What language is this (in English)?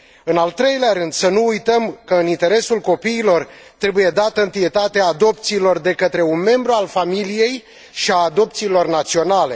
Romanian